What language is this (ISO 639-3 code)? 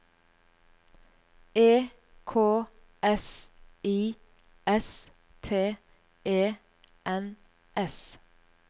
nor